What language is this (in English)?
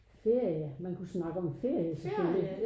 Danish